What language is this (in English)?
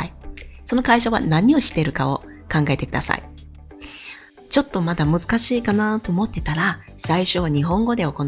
Japanese